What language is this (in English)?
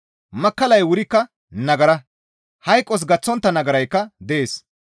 Gamo